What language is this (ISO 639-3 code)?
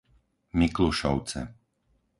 slk